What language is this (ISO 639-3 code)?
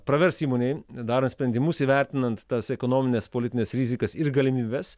lit